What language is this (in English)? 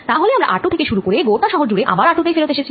Bangla